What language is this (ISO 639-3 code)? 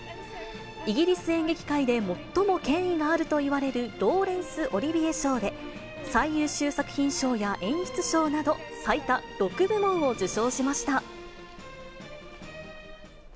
jpn